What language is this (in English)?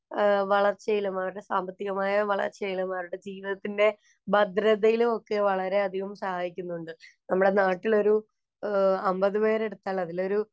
Malayalam